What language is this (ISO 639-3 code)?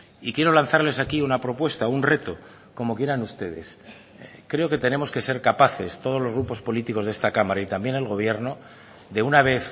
spa